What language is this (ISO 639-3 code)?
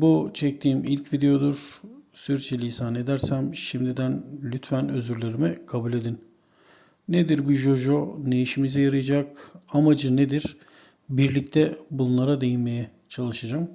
tur